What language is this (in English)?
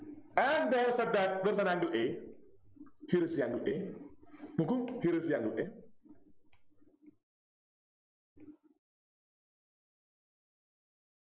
Malayalam